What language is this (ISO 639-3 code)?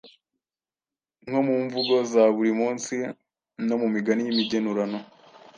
kin